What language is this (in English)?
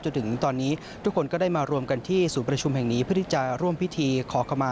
Thai